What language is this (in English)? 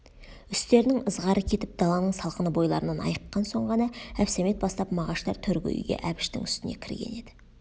Kazakh